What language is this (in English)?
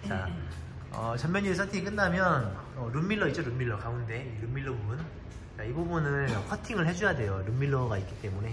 Korean